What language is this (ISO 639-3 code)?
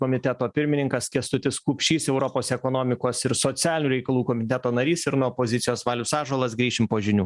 lit